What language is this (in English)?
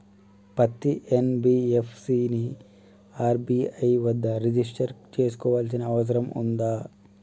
Telugu